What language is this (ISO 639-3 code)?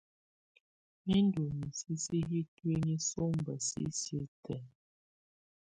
tvu